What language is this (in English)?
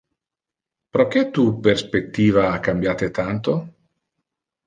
Interlingua